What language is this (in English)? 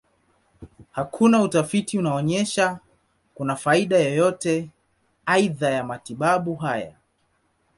Swahili